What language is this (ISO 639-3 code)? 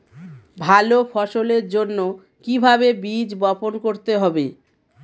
ben